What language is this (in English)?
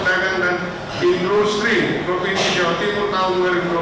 Indonesian